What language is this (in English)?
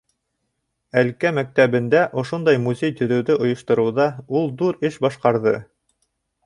Bashkir